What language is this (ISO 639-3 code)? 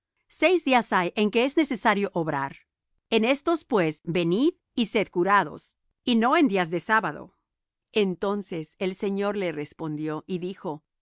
spa